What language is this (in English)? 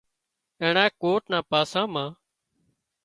Wadiyara Koli